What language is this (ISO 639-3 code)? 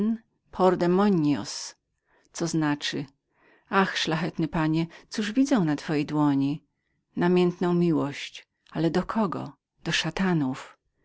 pol